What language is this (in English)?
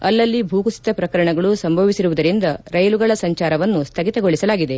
Kannada